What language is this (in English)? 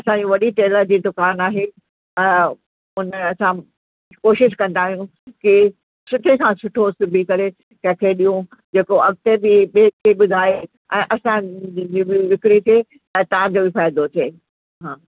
Sindhi